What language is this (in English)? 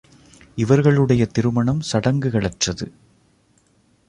Tamil